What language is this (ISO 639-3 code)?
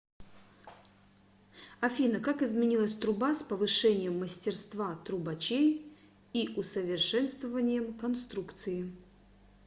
rus